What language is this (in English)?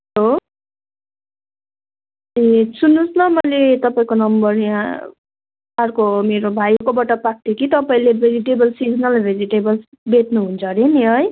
Nepali